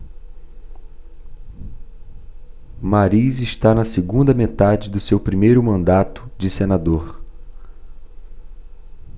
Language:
Portuguese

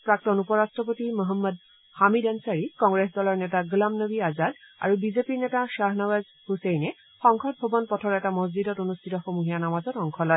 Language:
Assamese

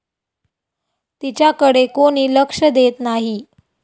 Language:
Marathi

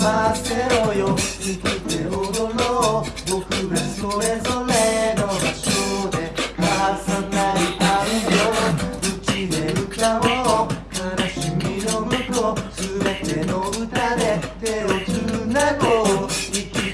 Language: Japanese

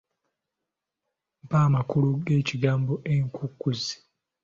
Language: Ganda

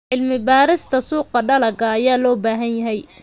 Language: Somali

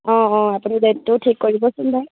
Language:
Assamese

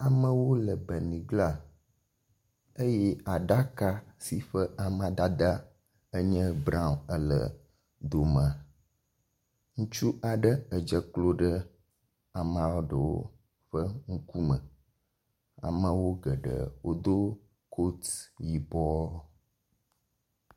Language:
Ewe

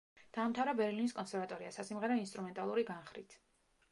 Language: Georgian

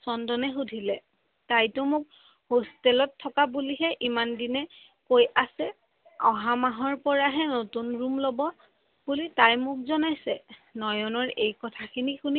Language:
Assamese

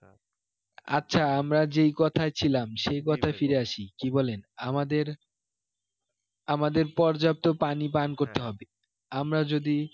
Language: Bangla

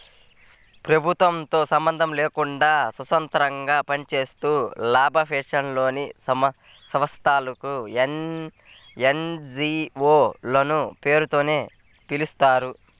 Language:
Telugu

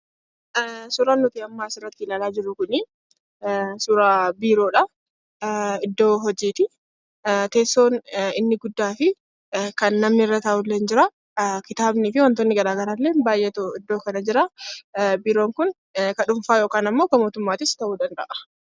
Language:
Oromo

